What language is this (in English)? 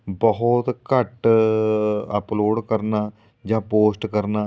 Punjabi